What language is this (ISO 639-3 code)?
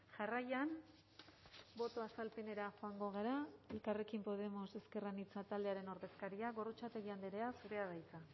eus